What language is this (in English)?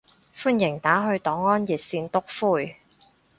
Cantonese